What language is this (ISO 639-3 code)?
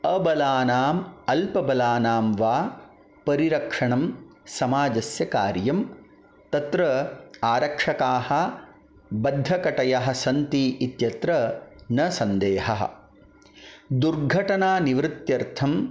san